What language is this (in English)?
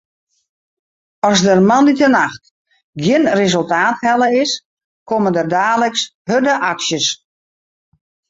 Western Frisian